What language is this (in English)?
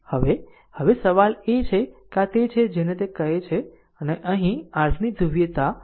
Gujarati